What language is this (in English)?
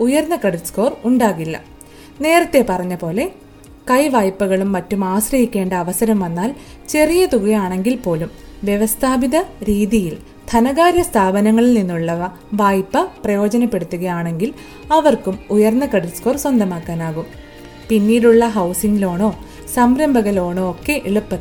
Malayalam